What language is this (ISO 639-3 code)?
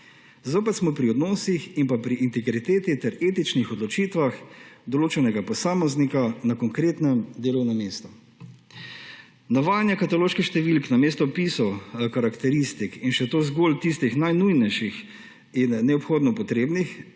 slv